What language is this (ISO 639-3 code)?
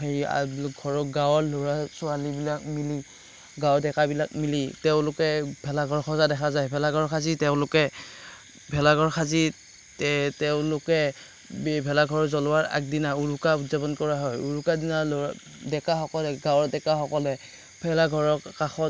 asm